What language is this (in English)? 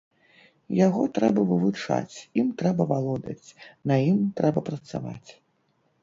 Belarusian